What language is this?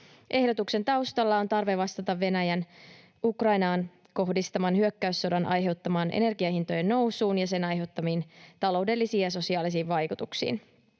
Finnish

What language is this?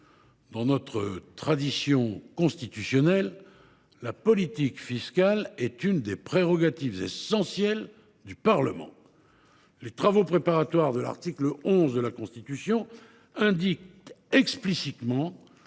French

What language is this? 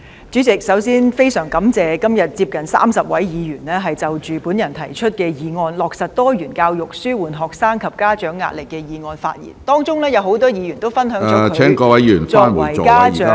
Cantonese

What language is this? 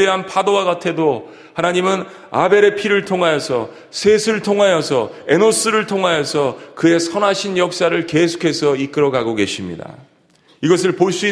Korean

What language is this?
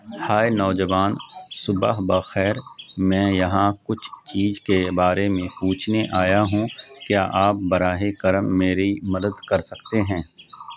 Urdu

